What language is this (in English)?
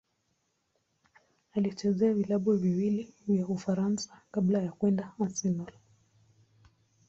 Swahili